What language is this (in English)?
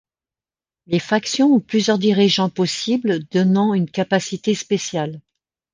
French